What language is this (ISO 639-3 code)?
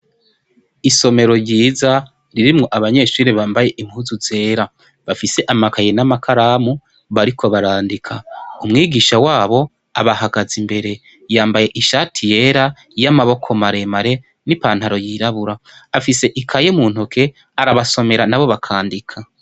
run